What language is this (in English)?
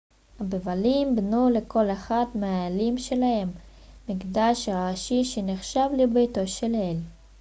Hebrew